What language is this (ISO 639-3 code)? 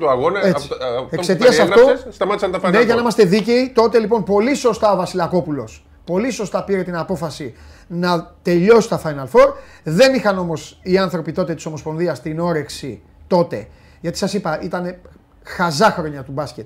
ell